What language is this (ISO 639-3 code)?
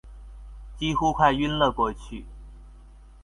zho